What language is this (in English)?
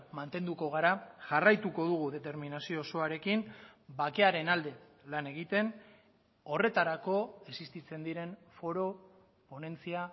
Basque